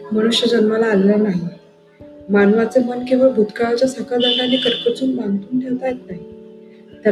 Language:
Marathi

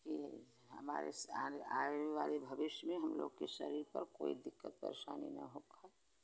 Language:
Hindi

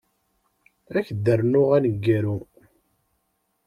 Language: Kabyle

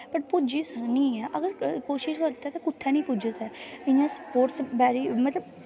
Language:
Dogri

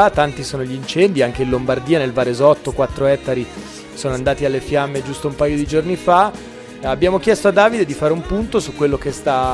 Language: Italian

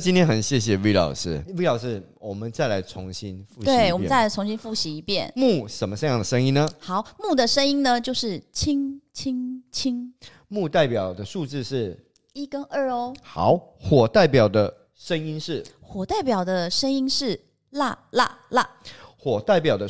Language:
Chinese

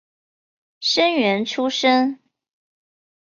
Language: Chinese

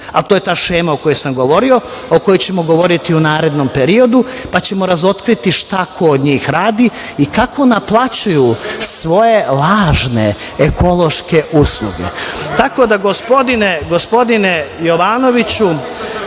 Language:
Serbian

